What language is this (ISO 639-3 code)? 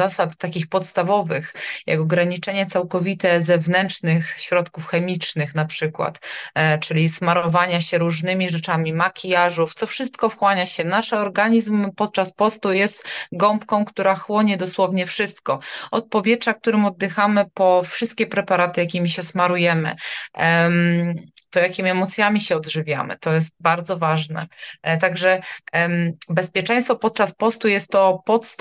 pol